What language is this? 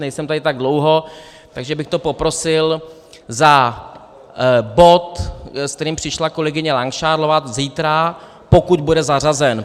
Czech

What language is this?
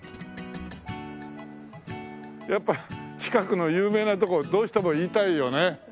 Japanese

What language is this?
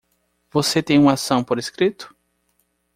Portuguese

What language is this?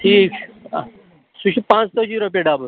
Kashmiri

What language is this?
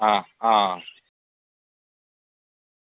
Dogri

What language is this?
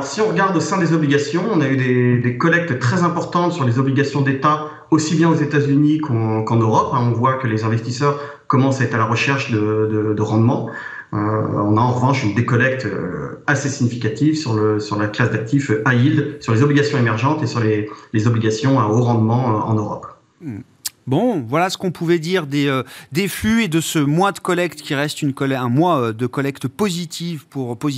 French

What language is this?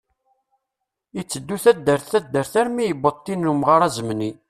Kabyle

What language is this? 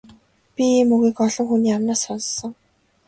Mongolian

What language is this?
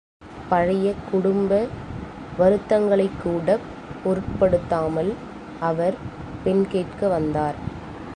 Tamil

